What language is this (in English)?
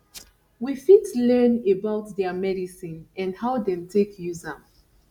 Nigerian Pidgin